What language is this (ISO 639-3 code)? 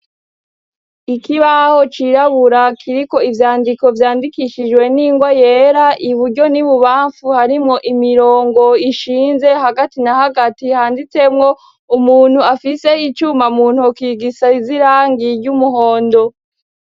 run